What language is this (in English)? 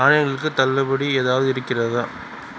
Tamil